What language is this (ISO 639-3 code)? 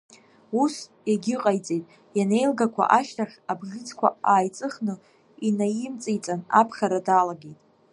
abk